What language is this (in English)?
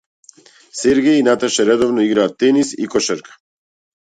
Macedonian